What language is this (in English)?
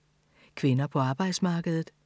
Danish